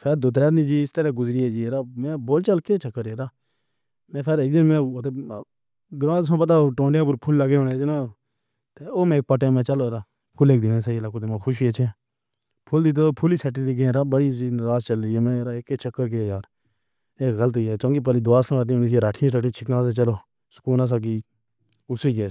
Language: Pahari-Potwari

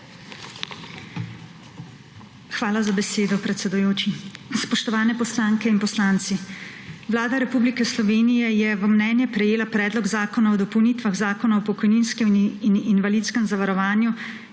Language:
Slovenian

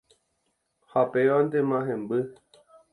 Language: Guarani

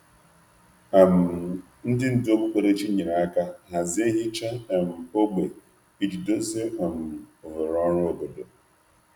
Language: Igbo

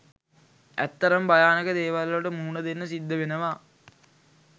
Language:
Sinhala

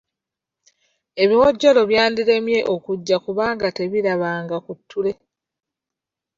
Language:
Ganda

